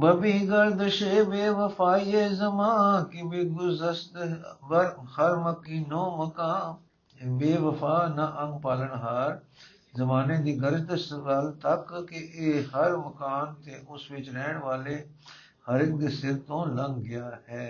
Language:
Punjabi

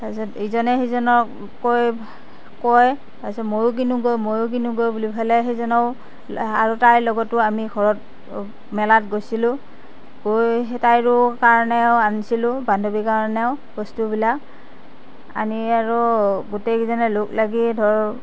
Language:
Assamese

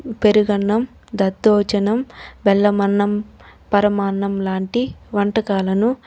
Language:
Telugu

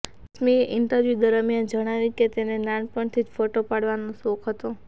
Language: Gujarati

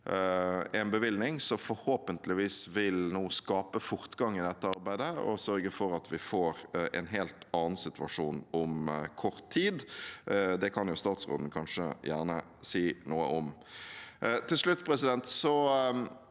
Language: Norwegian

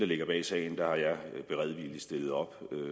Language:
Danish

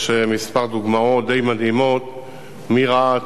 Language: Hebrew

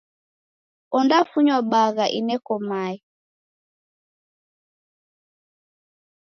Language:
Taita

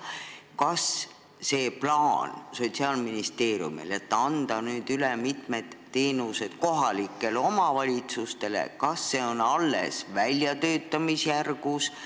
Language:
Estonian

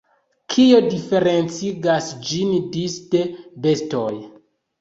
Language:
Esperanto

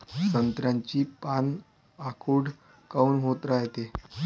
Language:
Marathi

